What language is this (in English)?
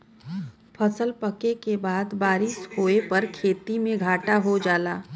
Bhojpuri